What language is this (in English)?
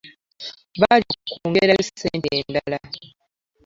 Ganda